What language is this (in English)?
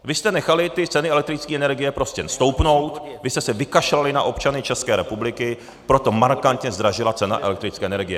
Czech